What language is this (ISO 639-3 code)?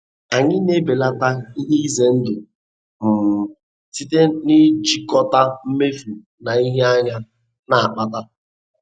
ibo